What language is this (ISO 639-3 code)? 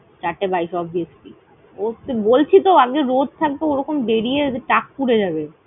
ben